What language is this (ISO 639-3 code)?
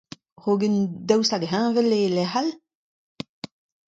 bre